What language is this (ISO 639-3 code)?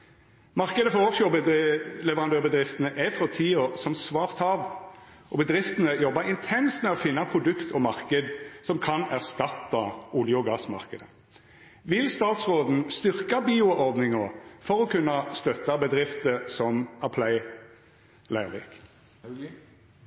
nno